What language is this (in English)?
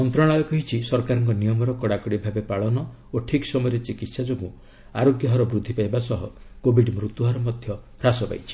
Odia